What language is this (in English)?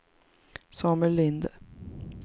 Swedish